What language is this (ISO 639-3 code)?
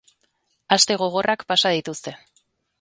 eus